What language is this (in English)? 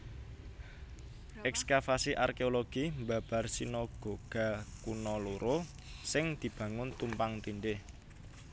Javanese